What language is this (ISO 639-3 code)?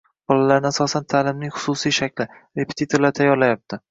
uzb